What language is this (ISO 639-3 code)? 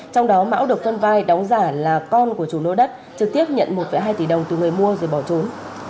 vie